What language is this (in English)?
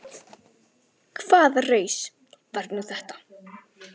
Icelandic